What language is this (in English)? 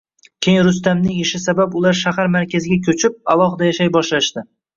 Uzbek